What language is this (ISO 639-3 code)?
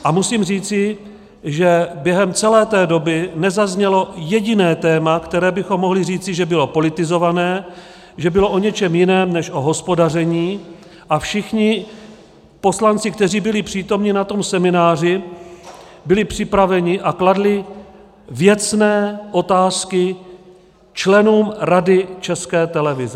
ces